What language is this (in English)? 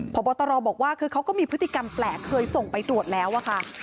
Thai